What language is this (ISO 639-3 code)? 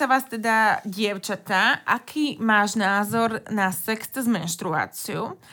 slk